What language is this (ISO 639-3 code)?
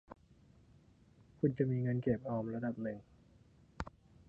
tha